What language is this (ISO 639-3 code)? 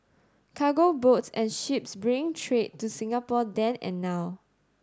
eng